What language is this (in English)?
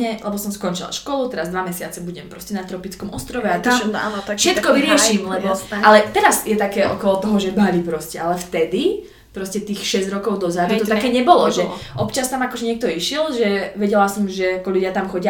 Slovak